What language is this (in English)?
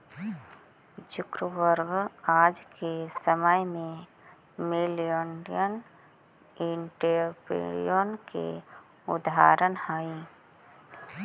Magahi